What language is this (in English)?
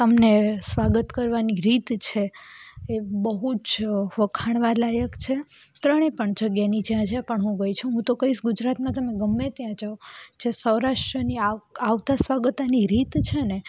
Gujarati